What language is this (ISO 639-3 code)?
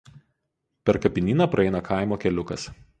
lit